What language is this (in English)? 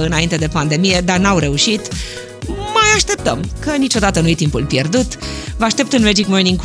Romanian